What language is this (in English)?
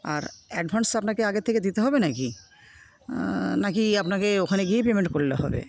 Bangla